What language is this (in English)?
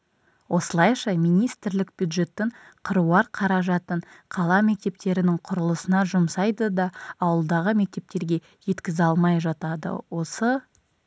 Kazakh